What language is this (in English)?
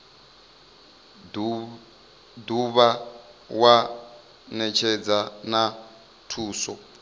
Venda